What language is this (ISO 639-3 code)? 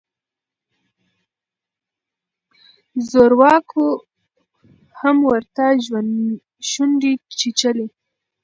pus